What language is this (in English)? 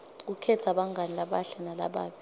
Swati